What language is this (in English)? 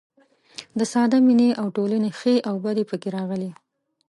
Pashto